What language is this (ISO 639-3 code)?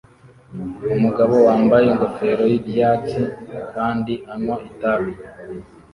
kin